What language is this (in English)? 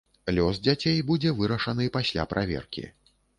Belarusian